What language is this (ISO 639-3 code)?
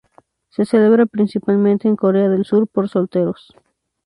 spa